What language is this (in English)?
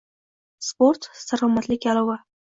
Uzbek